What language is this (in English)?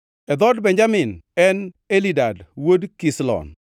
Luo (Kenya and Tanzania)